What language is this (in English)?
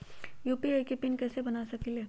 Magahi